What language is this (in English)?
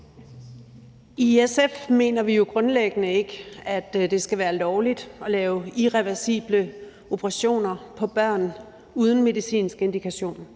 Danish